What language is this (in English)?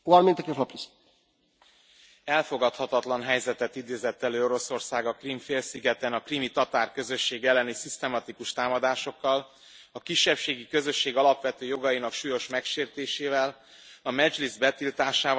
Hungarian